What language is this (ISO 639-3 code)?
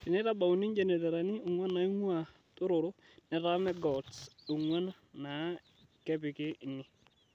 mas